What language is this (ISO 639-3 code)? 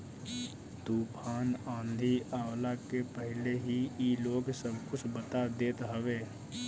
bho